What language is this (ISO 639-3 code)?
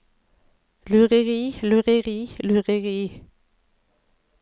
nor